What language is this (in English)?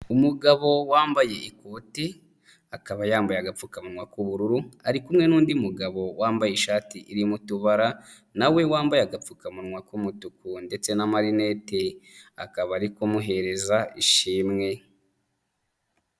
Kinyarwanda